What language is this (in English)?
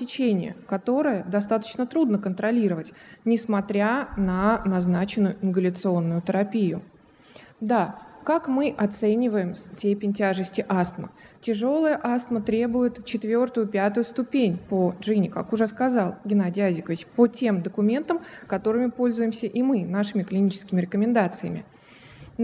Russian